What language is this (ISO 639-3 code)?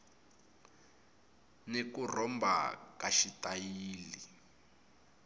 tso